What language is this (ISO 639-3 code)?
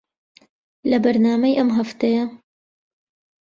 ckb